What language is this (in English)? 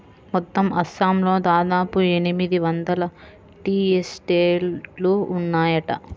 Telugu